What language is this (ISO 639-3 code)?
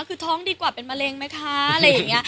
tha